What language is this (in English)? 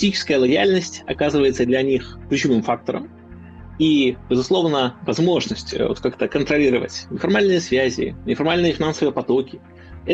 Russian